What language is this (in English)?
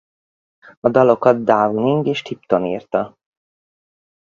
Hungarian